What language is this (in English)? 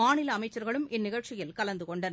Tamil